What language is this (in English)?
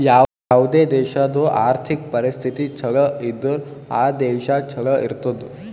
Kannada